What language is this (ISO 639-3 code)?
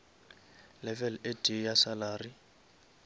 nso